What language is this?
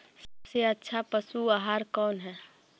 Magahi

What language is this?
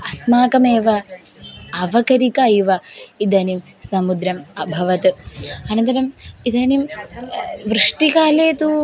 Sanskrit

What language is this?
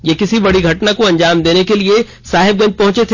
Hindi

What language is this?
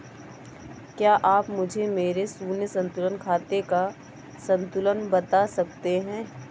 Hindi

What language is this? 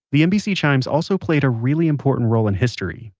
English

